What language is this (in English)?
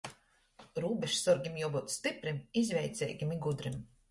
Latgalian